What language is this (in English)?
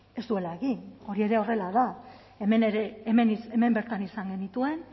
Basque